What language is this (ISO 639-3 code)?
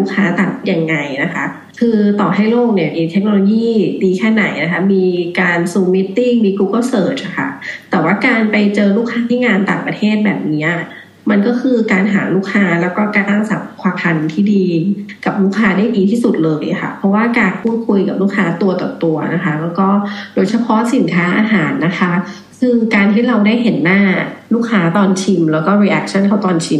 tha